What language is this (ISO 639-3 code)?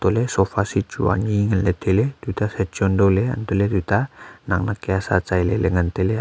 nnp